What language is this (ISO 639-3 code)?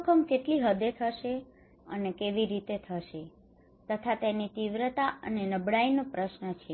guj